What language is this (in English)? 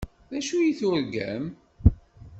Kabyle